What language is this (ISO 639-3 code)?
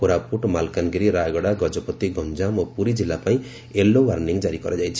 ori